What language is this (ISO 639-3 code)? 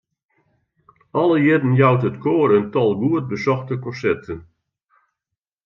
fry